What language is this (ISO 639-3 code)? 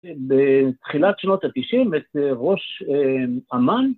heb